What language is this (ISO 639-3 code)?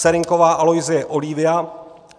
ces